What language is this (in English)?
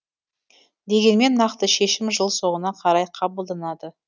Kazakh